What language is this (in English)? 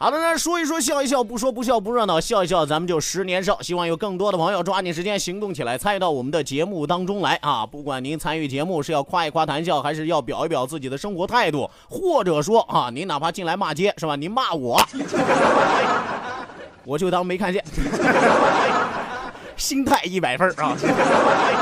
Chinese